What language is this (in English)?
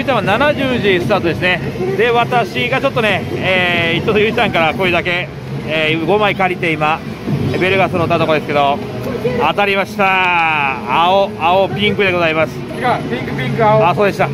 Japanese